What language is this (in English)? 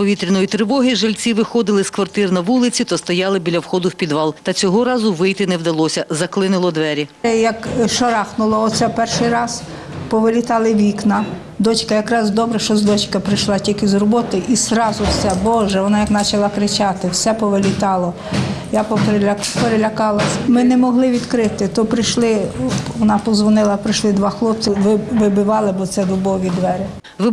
Ukrainian